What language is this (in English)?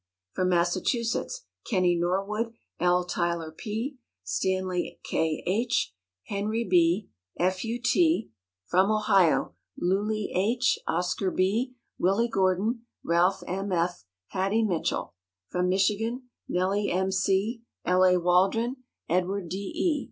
English